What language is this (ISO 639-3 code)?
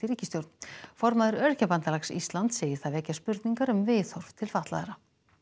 isl